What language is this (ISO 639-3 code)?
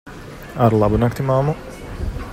lav